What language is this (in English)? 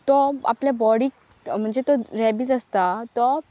Konkani